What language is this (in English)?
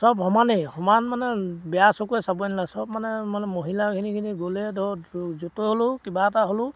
Assamese